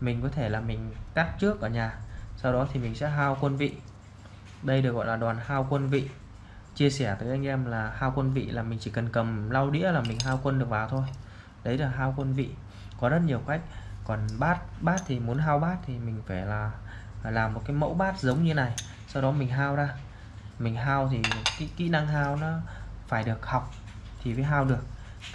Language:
Vietnamese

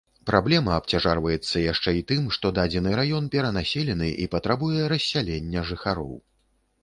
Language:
Belarusian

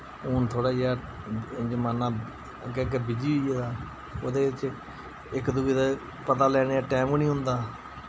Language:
Dogri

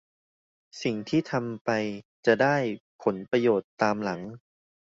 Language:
Thai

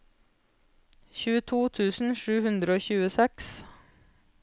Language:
Norwegian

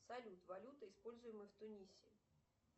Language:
Russian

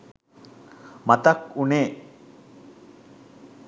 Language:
Sinhala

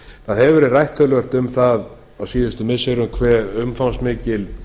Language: Icelandic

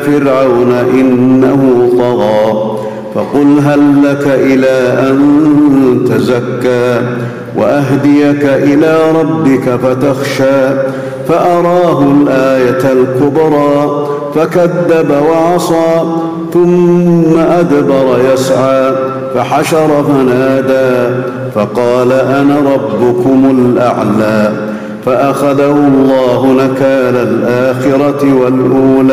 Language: Arabic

